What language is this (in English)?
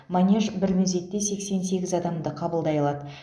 Kazakh